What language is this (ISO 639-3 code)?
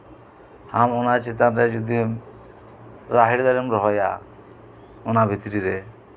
sat